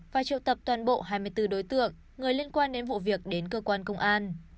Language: Vietnamese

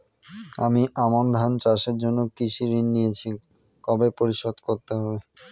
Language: Bangla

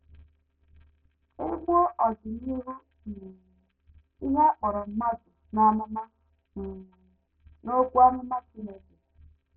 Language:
Igbo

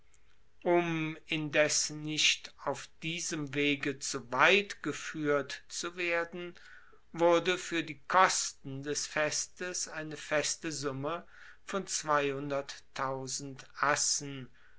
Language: German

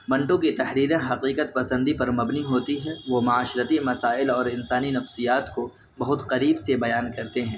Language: Urdu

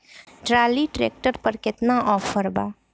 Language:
Bhojpuri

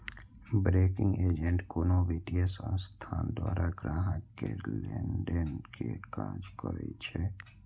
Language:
Maithili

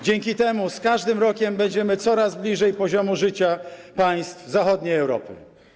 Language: Polish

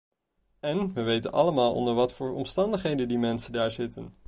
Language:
Dutch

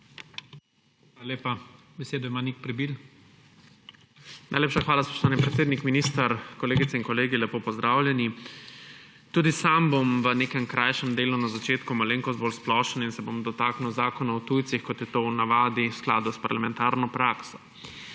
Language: Slovenian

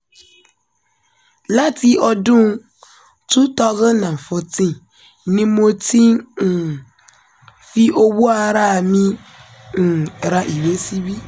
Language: Yoruba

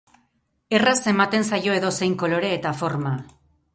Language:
Basque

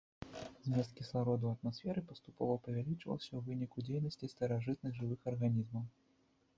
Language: Belarusian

